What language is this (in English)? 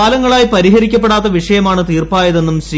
Malayalam